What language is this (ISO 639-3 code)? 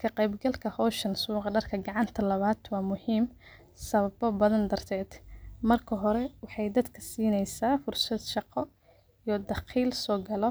som